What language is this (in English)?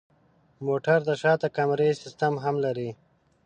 Pashto